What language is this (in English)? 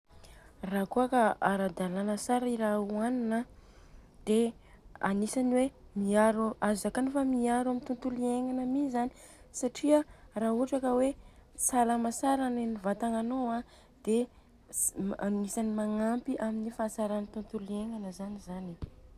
Southern Betsimisaraka Malagasy